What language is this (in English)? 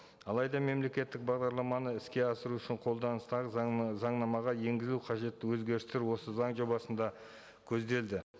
Kazakh